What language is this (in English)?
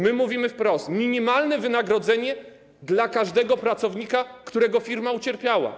Polish